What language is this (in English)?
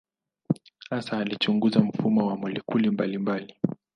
Swahili